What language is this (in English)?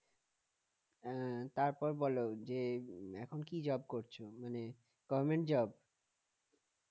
Bangla